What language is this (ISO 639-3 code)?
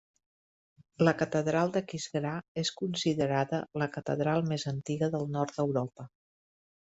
cat